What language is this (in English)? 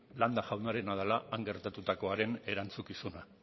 Basque